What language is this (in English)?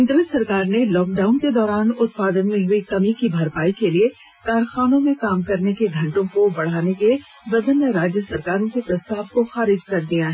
Hindi